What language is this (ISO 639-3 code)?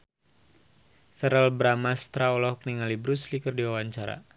sun